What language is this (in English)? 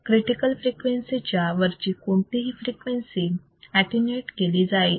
Marathi